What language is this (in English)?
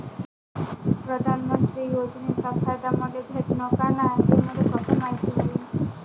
Marathi